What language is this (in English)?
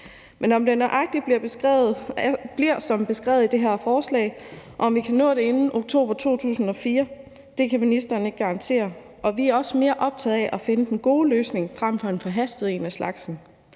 Danish